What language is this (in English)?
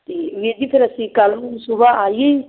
Punjabi